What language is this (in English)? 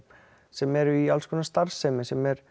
Icelandic